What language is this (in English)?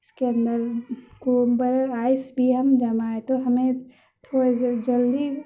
Urdu